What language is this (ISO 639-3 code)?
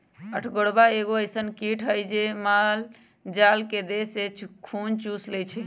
mag